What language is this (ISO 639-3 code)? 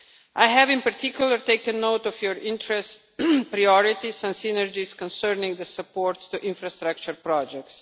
eng